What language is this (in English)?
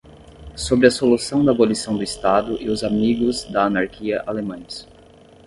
Portuguese